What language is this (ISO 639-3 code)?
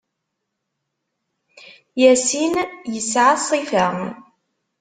kab